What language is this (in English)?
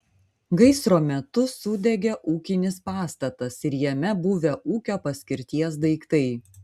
Lithuanian